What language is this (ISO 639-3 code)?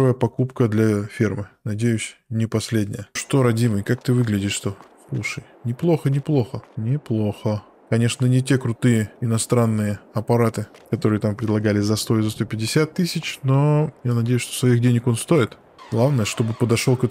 rus